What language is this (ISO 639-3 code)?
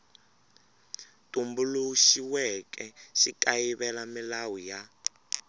tso